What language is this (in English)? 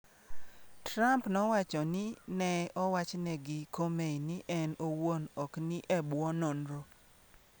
Luo (Kenya and Tanzania)